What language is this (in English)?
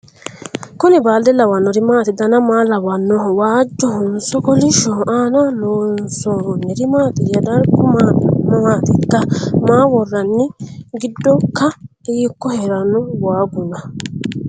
Sidamo